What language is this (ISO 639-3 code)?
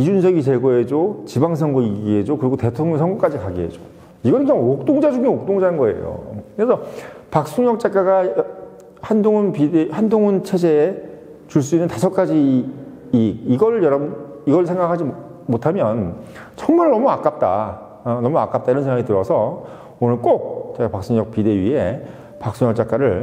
kor